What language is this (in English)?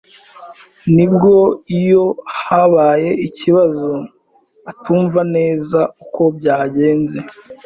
Kinyarwanda